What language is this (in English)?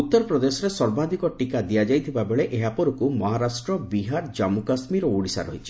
Odia